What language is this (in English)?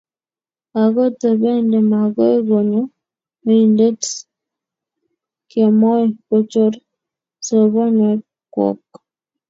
Kalenjin